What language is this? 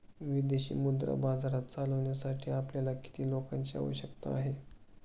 Marathi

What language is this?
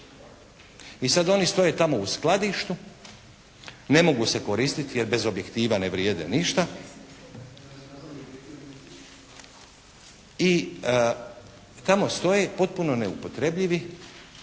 Croatian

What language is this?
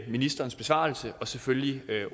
Danish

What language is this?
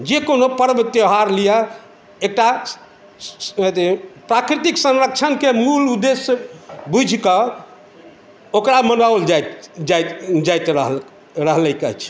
Maithili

